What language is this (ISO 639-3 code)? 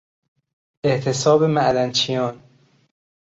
fas